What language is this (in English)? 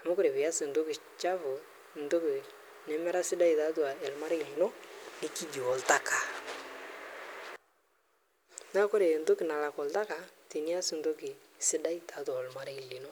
Masai